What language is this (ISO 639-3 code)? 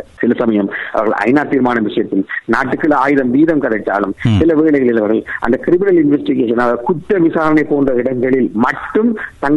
tam